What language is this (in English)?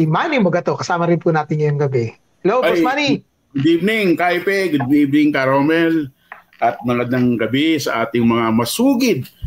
Filipino